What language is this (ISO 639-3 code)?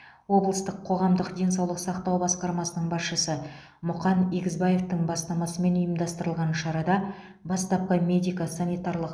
kaz